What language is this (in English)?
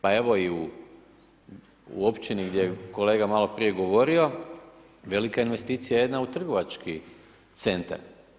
Croatian